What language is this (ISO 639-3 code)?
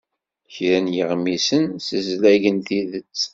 kab